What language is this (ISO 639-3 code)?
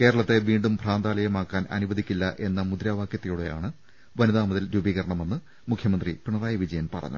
mal